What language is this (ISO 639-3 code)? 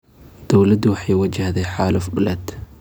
som